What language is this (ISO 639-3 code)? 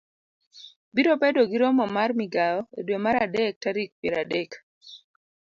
luo